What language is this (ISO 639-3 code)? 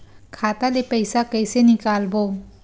hne